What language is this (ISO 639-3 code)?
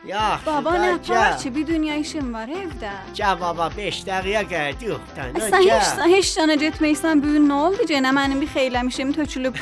fas